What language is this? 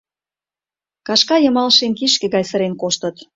Mari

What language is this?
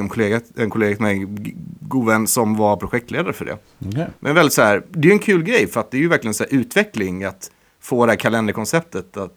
Swedish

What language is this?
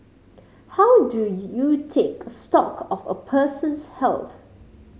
English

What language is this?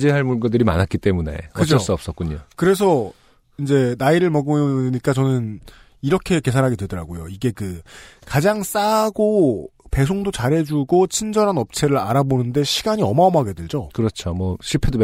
Korean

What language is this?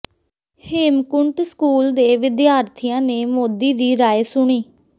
Punjabi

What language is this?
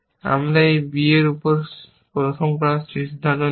Bangla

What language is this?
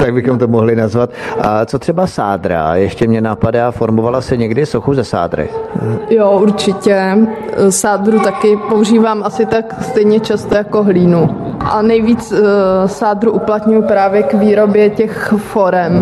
Czech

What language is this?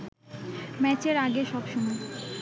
Bangla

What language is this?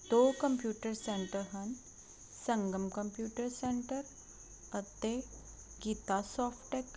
Punjabi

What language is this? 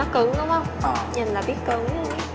Vietnamese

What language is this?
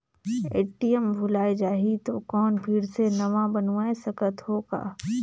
Chhattisgarhi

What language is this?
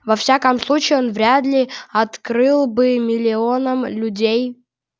Russian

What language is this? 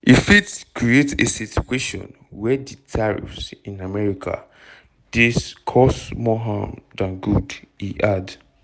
Nigerian Pidgin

